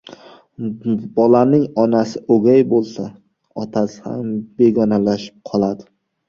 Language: Uzbek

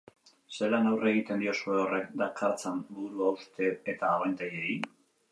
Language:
Basque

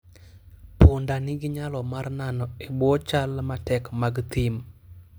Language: Luo (Kenya and Tanzania)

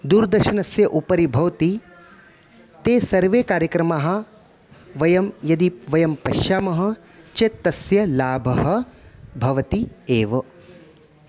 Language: Sanskrit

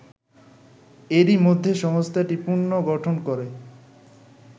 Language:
Bangla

